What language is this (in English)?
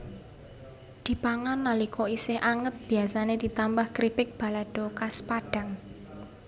Javanese